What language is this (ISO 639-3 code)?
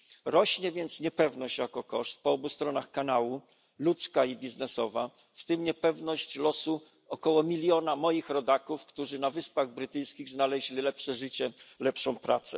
pol